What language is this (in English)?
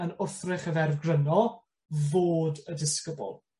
Welsh